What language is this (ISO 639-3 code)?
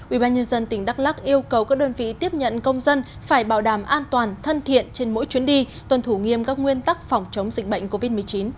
vie